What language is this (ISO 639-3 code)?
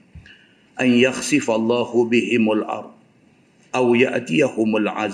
msa